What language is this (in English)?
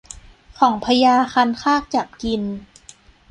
Thai